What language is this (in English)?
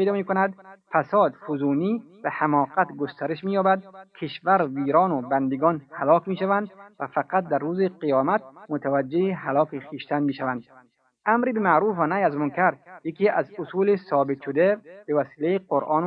Persian